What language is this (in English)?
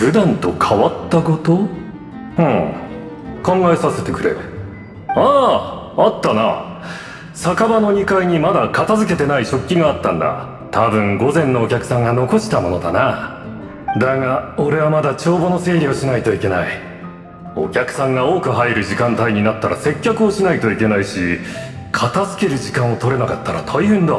Japanese